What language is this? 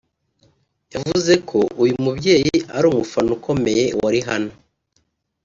Kinyarwanda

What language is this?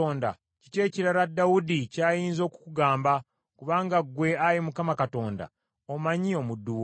Ganda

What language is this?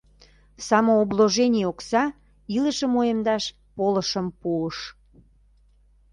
Mari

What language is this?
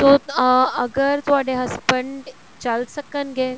Punjabi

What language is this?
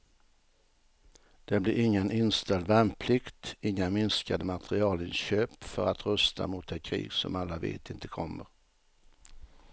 Swedish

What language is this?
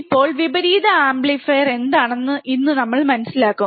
Malayalam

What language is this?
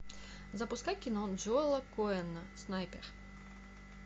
Russian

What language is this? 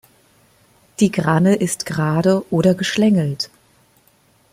German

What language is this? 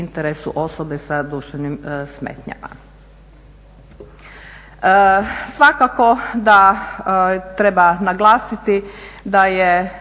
Croatian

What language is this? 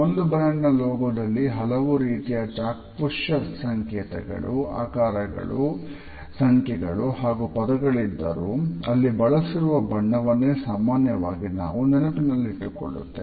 Kannada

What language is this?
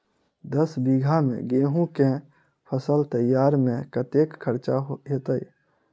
Maithili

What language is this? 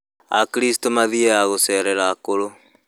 Kikuyu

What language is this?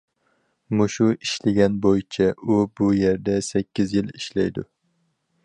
Uyghur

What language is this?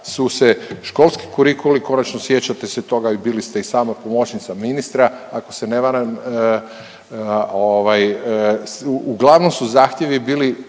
Croatian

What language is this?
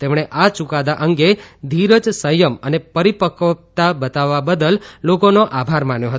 Gujarati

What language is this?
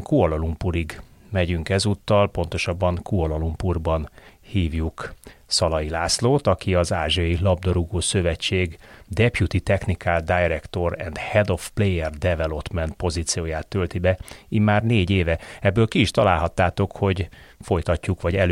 Hungarian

